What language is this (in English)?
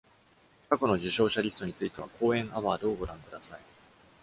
Japanese